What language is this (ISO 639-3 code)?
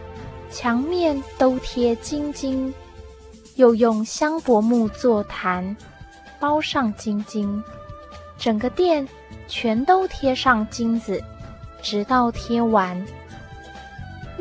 zho